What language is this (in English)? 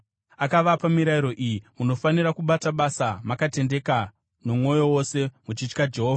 Shona